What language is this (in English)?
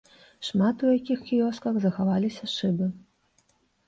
Belarusian